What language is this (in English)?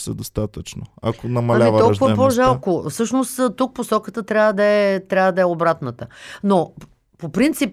Bulgarian